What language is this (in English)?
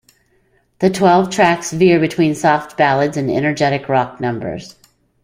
English